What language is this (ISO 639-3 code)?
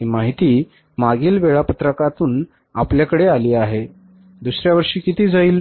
mar